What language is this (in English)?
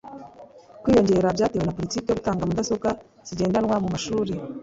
Kinyarwanda